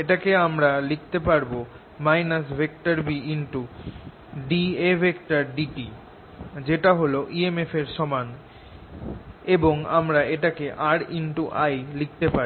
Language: Bangla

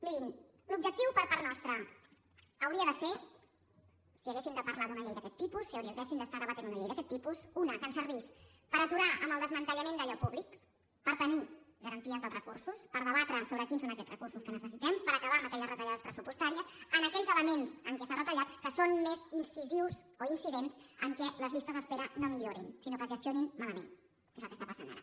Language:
Catalan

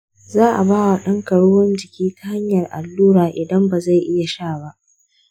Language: Hausa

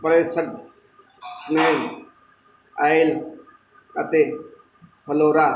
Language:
Punjabi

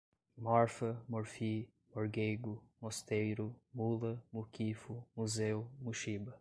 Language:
Portuguese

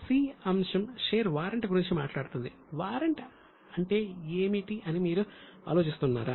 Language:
Telugu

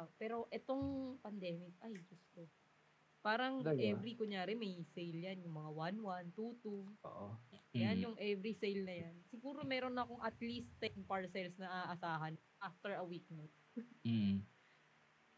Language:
Filipino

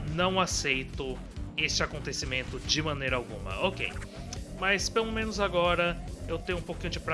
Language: Portuguese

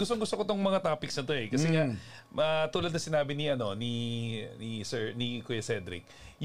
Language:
Filipino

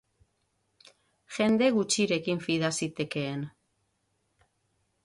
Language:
Basque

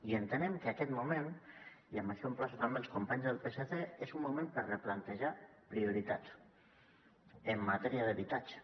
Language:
Catalan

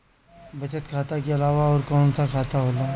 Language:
Bhojpuri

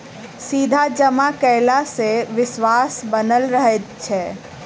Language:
Maithili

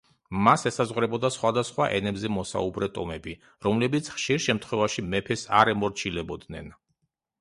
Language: Georgian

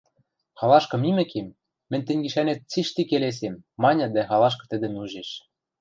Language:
Western Mari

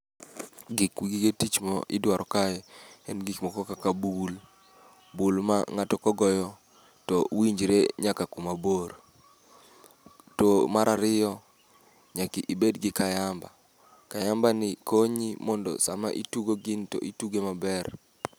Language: Luo (Kenya and Tanzania)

